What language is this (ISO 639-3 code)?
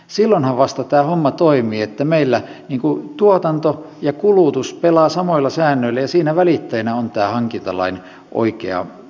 fin